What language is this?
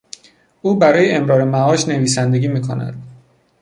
Persian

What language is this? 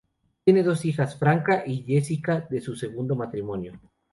Spanish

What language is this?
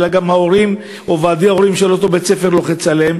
Hebrew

